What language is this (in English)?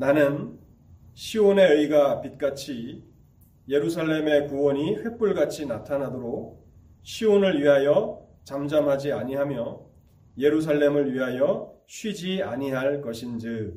Korean